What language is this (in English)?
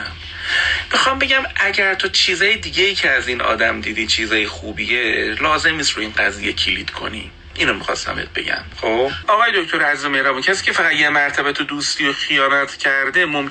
Persian